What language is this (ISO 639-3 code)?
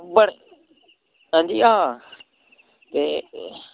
doi